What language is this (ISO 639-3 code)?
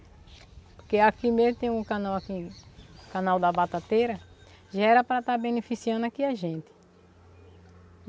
por